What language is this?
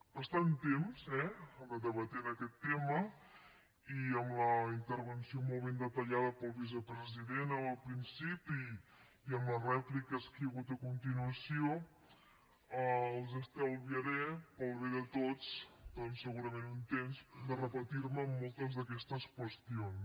Catalan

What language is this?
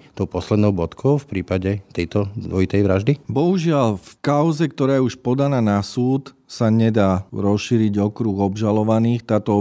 Slovak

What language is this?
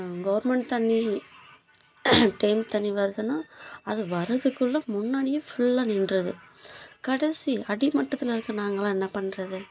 Tamil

